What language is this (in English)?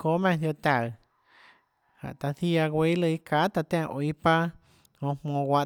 Tlacoatzintepec Chinantec